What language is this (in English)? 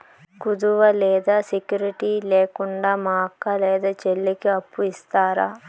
Telugu